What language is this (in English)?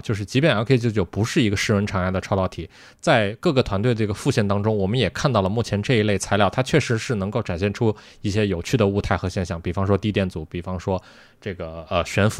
Chinese